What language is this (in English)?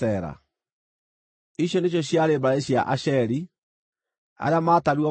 Kikuyu